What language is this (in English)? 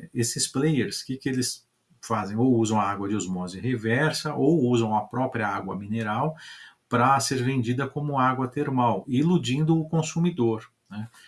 Portuguese